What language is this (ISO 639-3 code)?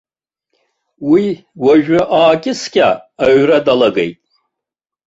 abk